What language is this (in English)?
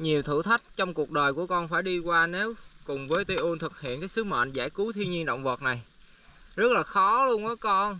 Vietnamese